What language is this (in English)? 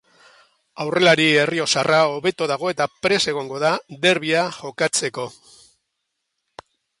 Basque